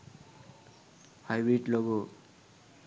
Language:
Sinhala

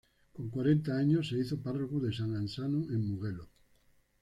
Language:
Spanish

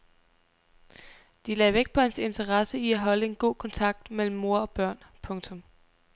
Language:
Danish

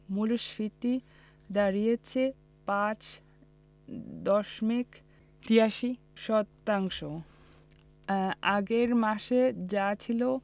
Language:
Bangla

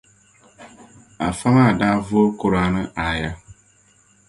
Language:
Dagbani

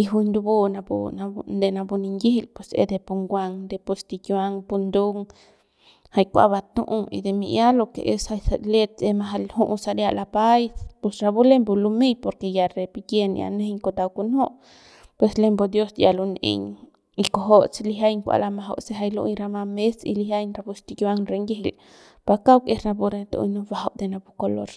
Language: Central Pame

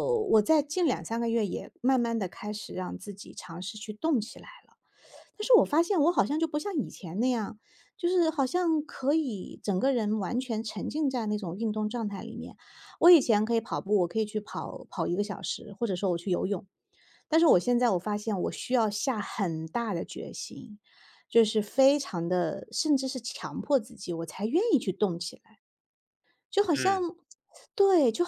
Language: Chinese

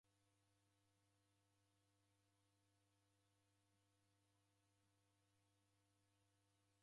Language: Taita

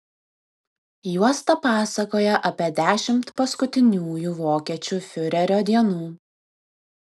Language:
Lithuanian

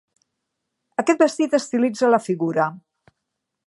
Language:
Catalan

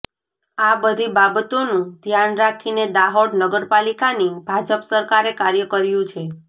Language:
Gujarati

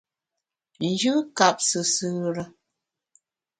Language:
Bamun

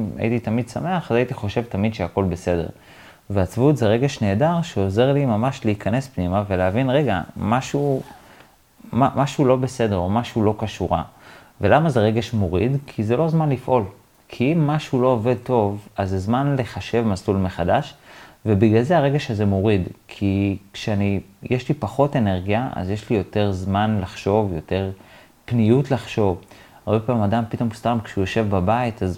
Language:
Hebrew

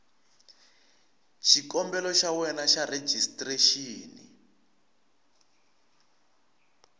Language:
Tsonga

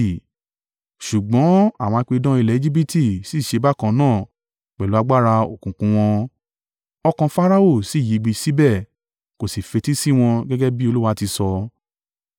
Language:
Yoruba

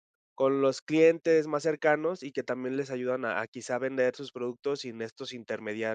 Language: Spanish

